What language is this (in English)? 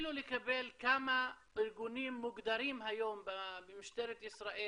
Hebrew